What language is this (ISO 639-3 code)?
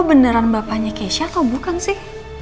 ind